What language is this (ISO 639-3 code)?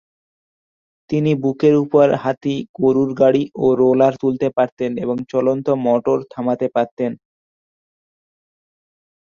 ben